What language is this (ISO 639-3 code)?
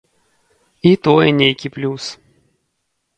bel